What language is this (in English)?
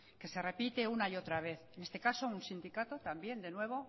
Spanish